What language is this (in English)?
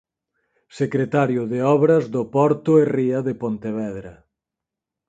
Galician